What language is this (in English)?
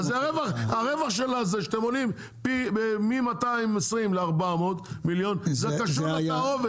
Hebrew